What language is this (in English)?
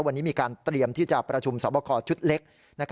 Thai